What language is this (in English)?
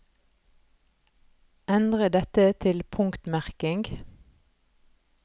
Norwegian